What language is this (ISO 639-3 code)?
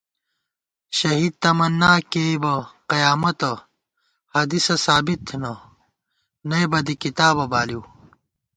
gwt